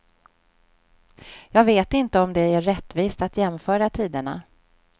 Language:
Swedish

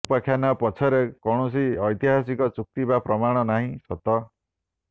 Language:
Odia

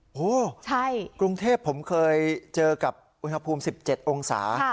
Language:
Thai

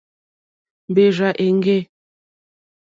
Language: Mokpwe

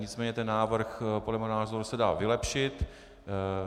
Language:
Czech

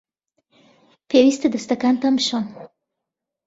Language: Central Kurdish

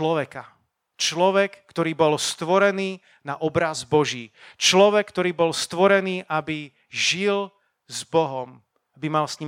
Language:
Slovak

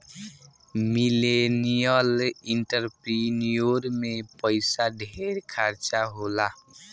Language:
Bhojpuri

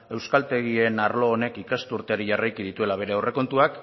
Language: Basque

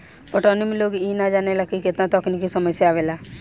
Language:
Bhojpuri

